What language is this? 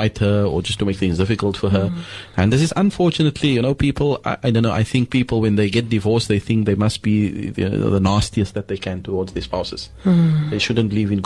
English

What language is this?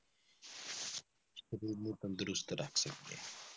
Punjabi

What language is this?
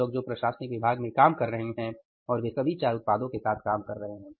Hindi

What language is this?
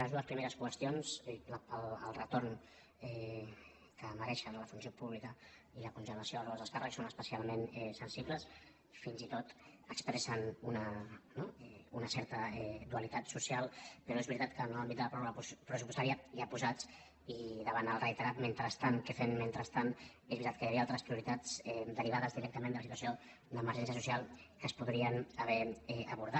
Catalan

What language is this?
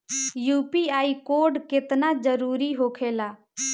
Bhojpuri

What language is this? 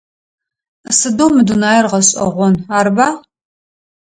Adyghe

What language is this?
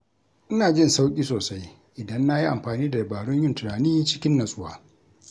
Hausa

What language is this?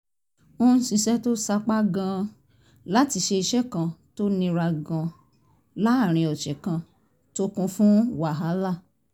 Yoruba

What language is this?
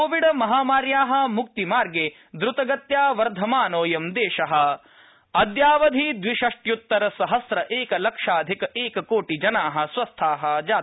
Sanskrit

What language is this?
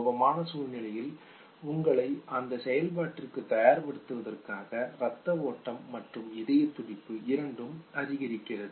Tamil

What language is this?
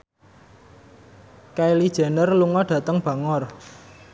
Javanese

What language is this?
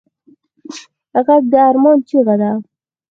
Pashto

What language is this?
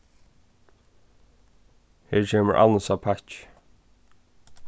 Faroese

